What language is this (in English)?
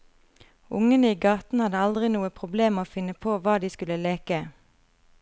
Norwegian